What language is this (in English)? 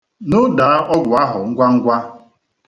Igbo